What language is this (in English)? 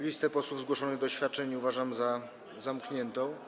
Polish